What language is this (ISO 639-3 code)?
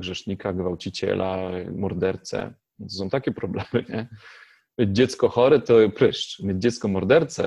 pol